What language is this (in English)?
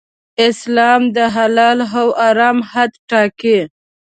Pashto